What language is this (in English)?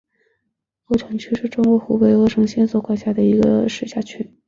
Chinese